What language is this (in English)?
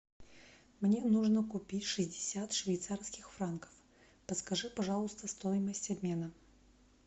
Russian